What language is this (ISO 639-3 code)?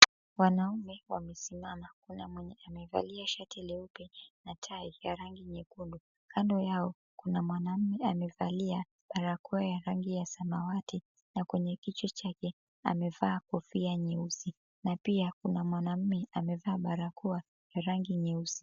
swa